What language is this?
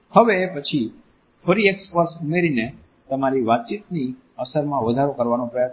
Gujarati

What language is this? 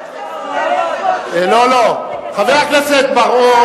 Hebrew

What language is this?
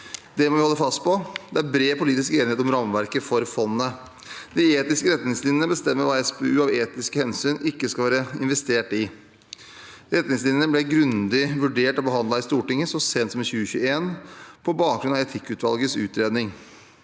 Norwegian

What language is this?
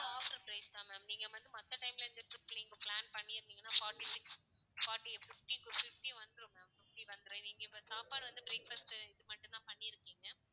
Tamil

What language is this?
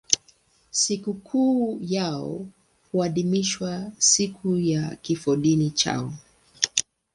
Swahili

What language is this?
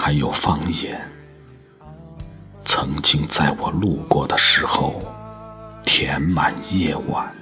Chinese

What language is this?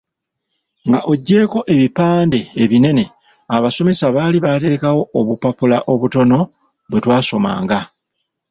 Ganda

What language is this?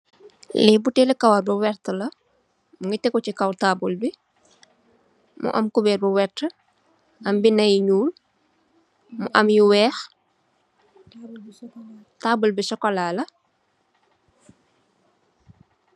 Wolof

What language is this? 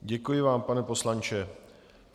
Czech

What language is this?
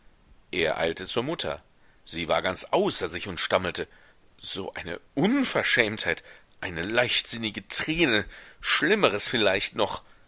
German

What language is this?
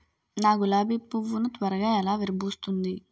Telugu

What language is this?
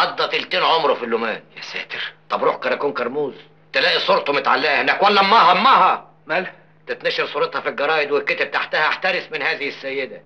Arabic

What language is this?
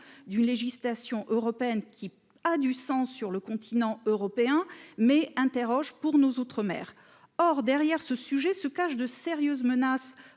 French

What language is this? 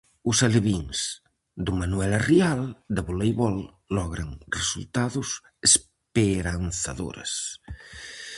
Galician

